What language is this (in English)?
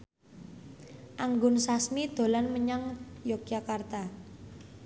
Javanese